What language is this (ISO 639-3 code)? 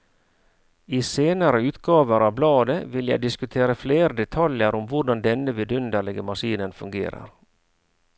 nor